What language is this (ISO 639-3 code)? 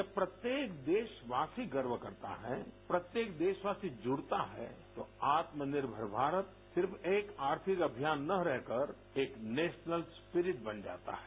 hin